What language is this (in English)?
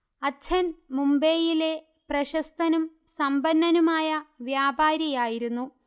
Malayalam